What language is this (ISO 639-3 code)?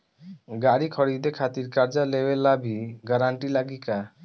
bho